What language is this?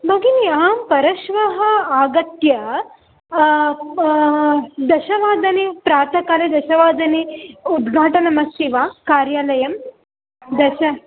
Sanskrit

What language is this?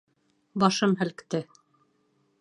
Bashkir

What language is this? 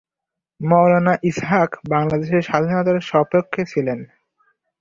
Bangla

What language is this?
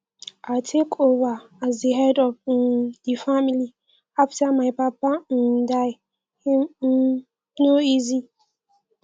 Nigerian Pidgin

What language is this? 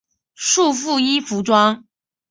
Chinese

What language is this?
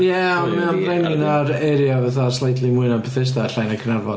Welsh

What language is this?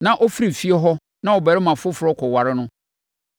Akan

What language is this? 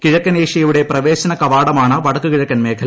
Malayalam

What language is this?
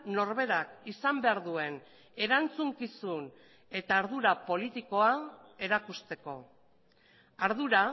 Basque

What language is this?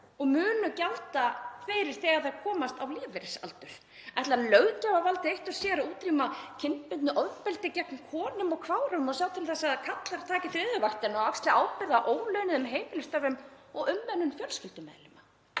Icelandic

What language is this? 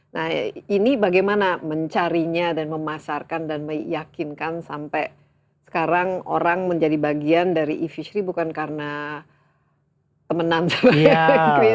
Indonesian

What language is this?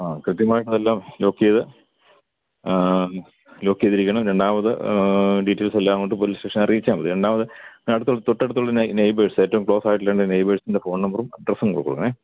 Malayalam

